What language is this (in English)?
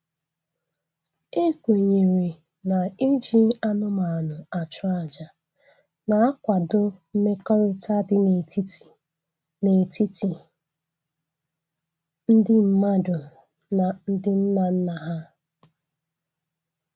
Igbo